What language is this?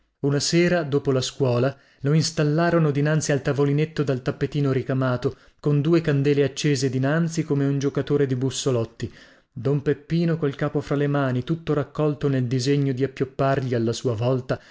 Italian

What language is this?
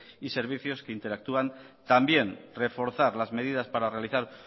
Spanish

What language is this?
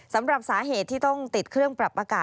Thai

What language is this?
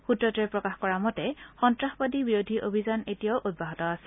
Assamese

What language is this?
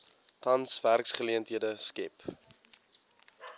Afrikaans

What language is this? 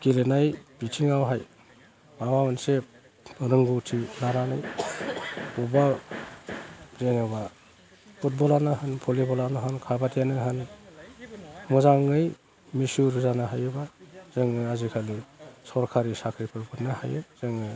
Bodo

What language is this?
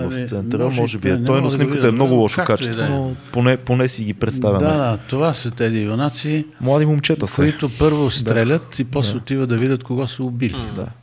Bulgarian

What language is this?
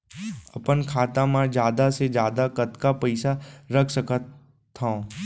Chhattisgarhi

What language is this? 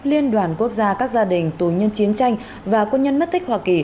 Vietnamese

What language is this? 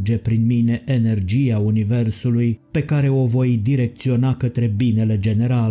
Romanian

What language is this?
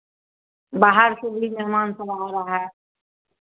Hindi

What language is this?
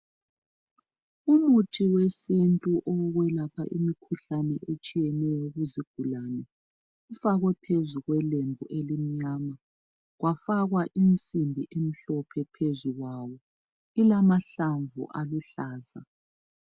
North Ndebele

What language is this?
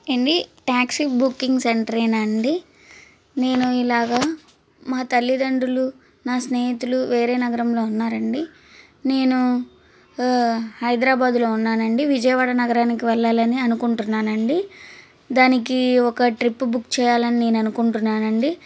Telugu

